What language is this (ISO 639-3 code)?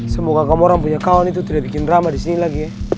ind